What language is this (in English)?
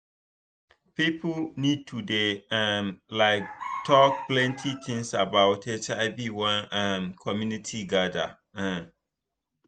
Nigerian Pidgin